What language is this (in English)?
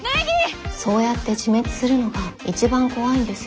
Japanese